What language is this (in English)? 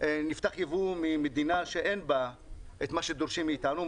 Hebrew